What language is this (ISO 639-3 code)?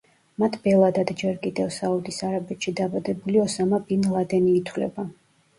kat